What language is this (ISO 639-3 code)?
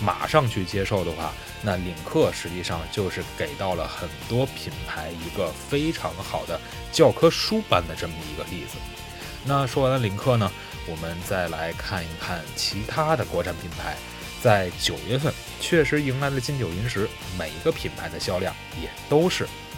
zho